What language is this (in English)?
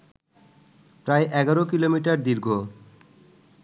Bangla